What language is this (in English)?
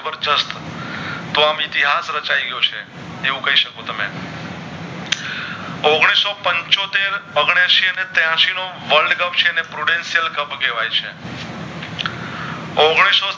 Gujarati